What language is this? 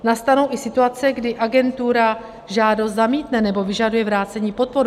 Czech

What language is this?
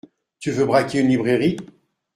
French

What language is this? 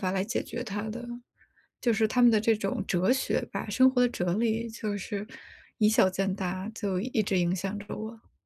Chinese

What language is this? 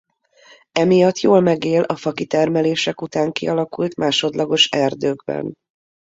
Hungarian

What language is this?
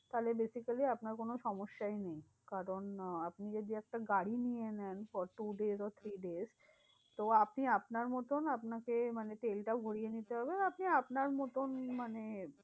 Bangla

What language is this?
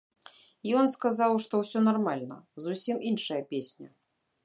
Belarusian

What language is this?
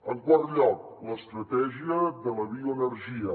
Catalan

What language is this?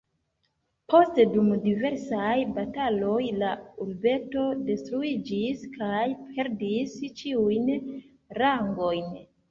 Esperanto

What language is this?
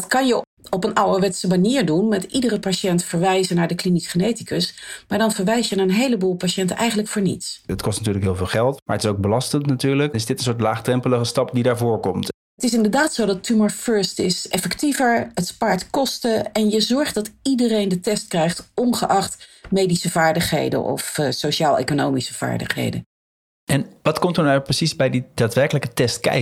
Dutch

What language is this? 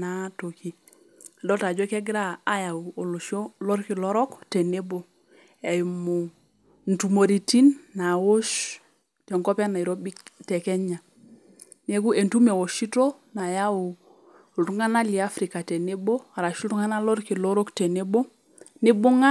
Masai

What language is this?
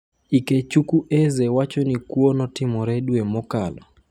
Luo (Kenya and Tanzania)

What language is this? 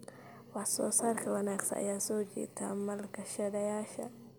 Somali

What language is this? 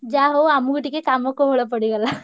Odia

